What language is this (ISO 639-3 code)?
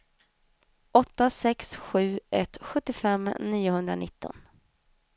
swe